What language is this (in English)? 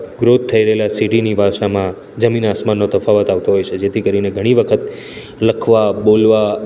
Gujarati